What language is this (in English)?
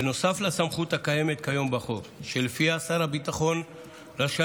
Hebrew